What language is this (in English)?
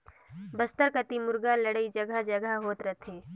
Chhattisgarhi